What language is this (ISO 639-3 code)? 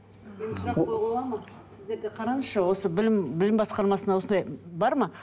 kaz